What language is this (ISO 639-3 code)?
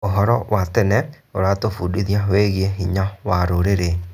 kik